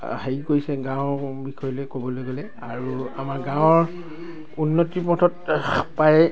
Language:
Assamese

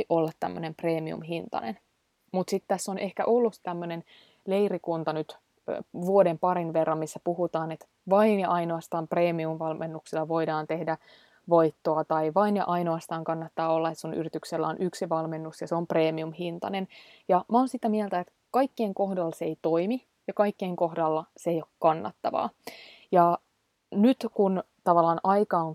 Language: Finnish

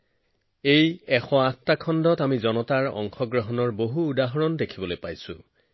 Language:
Assamese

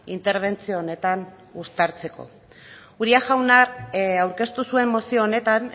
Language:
Basque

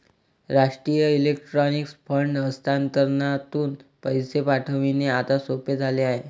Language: Marathi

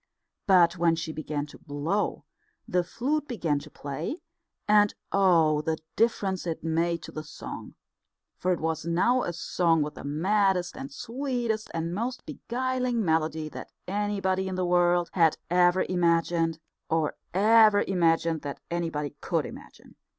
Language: English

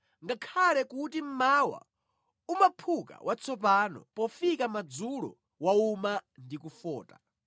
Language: Nyanja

